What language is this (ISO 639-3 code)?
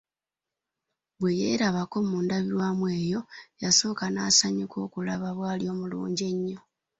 lug